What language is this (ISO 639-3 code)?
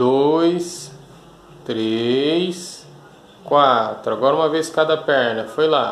por